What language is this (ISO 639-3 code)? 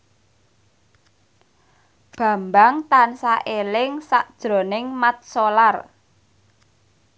jav